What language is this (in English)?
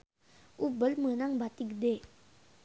Sundanese